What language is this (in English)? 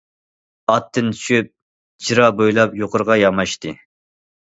Uyghur